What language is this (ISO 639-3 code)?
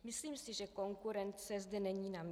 ces